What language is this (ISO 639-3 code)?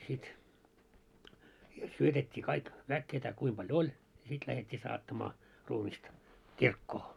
fin